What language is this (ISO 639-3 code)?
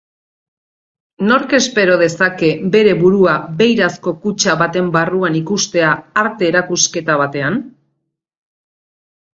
eus